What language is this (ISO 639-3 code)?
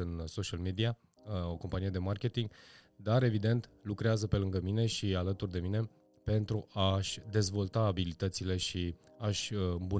ron